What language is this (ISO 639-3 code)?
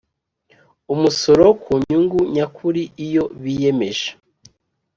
kin